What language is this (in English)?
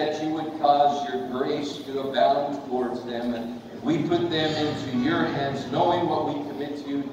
English